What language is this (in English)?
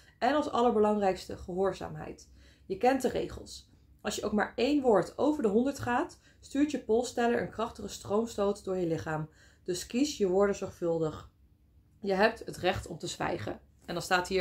Dutch